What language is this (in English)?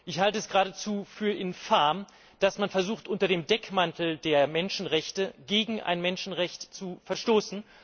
German